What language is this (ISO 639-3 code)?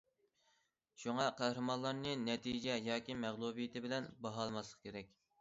uig